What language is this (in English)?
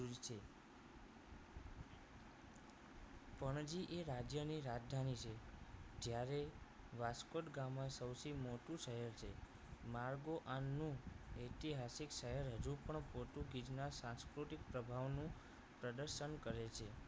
Gujarati